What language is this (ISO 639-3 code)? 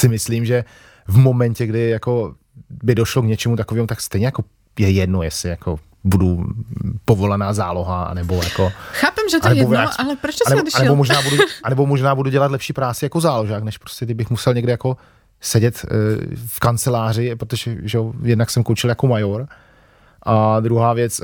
ces